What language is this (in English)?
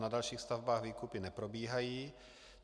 Czech